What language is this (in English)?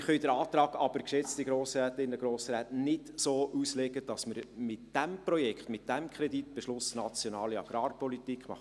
Swiss German